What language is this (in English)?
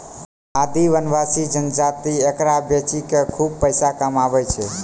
Maithili